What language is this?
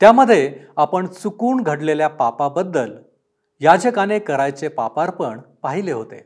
Marathi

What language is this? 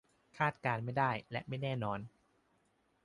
Thai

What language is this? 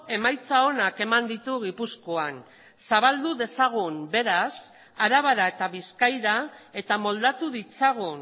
Basque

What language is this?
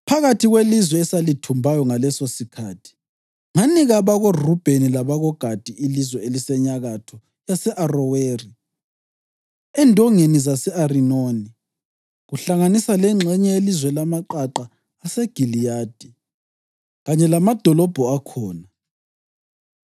North Ndebele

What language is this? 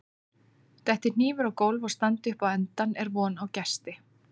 Icelandic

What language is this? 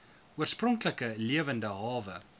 Afrikaans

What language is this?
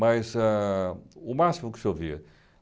Portuguese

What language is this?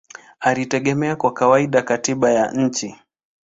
Swahili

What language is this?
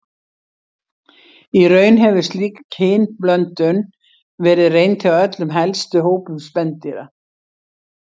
Icelandic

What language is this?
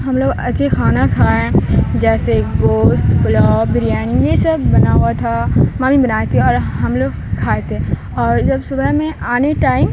Urdu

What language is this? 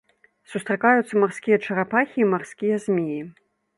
Belarusian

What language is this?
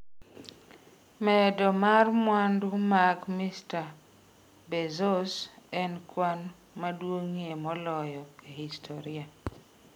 Luo (Kenya and Tanzania)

